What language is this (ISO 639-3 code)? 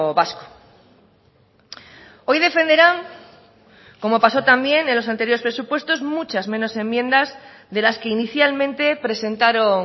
spa